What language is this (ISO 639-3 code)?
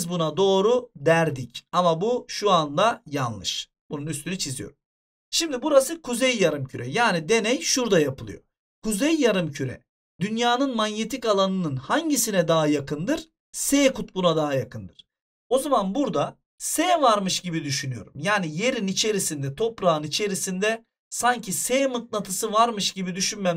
tur